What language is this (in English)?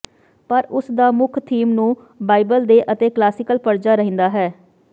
Punjabi